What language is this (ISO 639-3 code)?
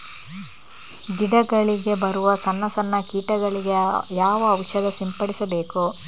kan